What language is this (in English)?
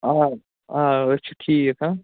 Kashmiri